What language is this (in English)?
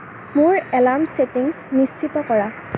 Assamese